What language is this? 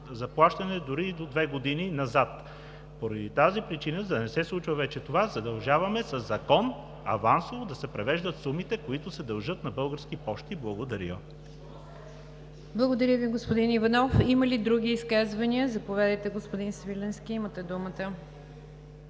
Bulgarian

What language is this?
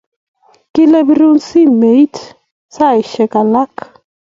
Kalenjin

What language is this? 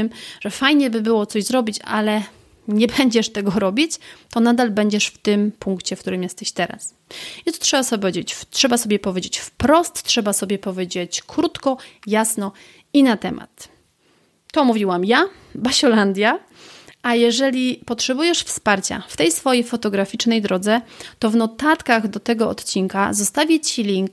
Polish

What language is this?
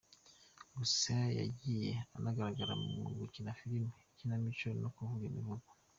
Kinyarwanda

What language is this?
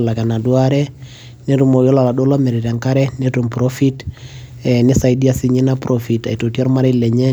Masai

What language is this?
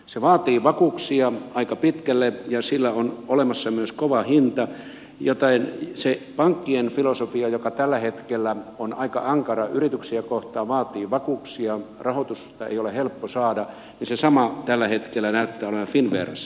Finnish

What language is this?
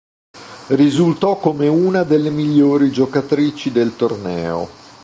Italian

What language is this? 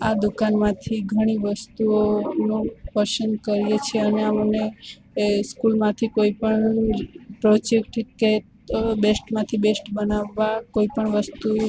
Gujarati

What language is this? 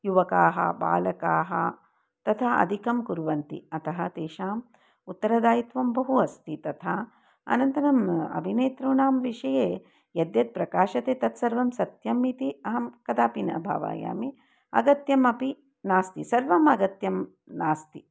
Sanskrit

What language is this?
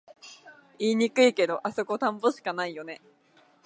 Japanese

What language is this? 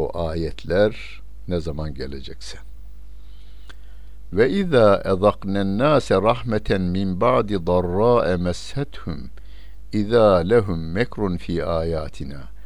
Turkish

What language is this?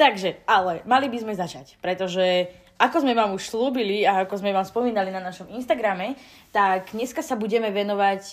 Slovak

